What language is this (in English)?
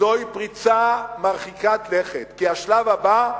Hebrew